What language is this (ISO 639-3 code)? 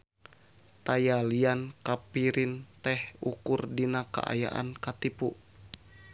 sun